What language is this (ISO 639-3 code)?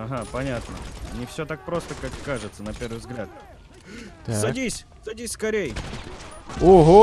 rus